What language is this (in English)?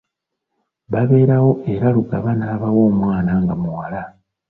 Ganda